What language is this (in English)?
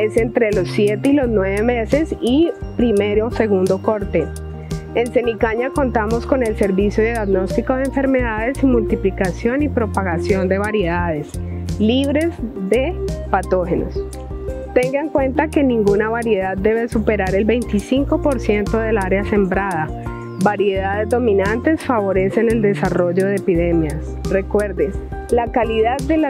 Spanish